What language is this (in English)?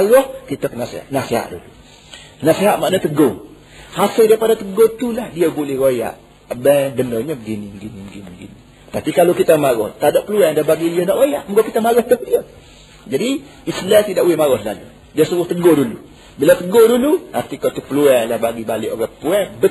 Malay